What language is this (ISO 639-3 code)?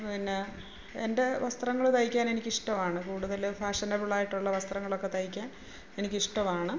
mal